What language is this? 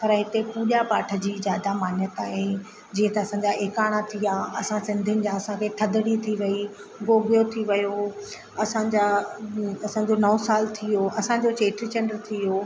Sindhi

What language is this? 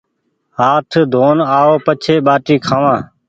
Goaria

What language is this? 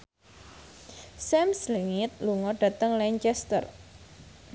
Javanese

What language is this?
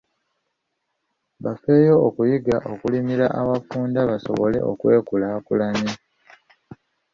Ganda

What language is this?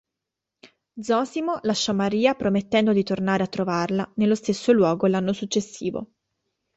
Italian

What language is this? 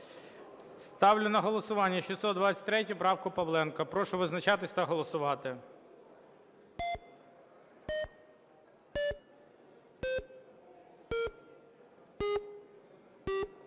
Ukrainian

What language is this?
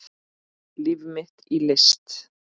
Icelandic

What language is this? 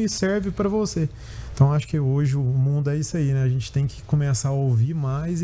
Portuguese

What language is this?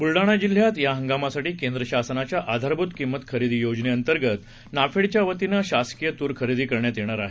Marathi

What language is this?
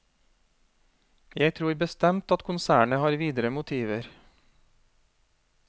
Norwegian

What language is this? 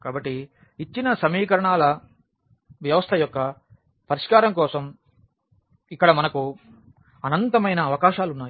Telugu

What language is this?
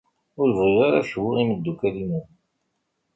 Kabyle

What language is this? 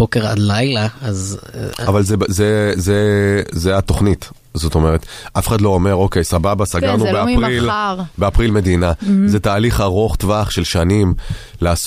Hebrew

